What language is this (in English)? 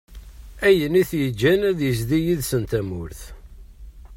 Kabyle